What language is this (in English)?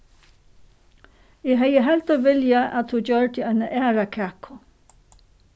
Faroese